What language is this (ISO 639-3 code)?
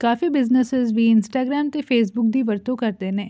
pan